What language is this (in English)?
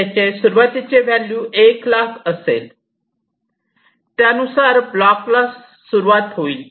Marathi